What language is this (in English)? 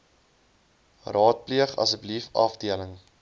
Afrikaans